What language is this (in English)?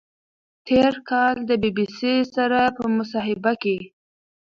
Pashto